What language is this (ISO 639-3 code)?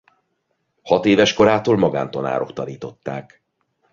hun